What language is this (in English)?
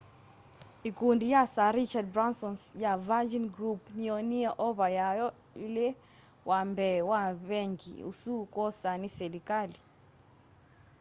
Kamba